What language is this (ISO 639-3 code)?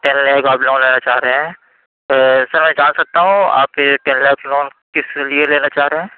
urd